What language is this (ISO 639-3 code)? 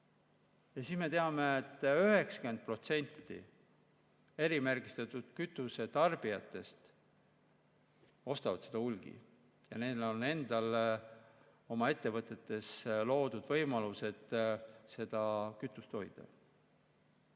est